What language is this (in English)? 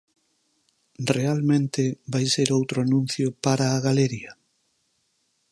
Galician